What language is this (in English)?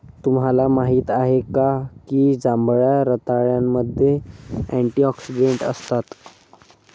Marathi